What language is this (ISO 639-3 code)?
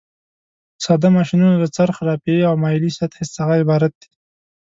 pus